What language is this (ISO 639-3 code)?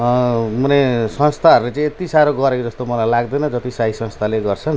nep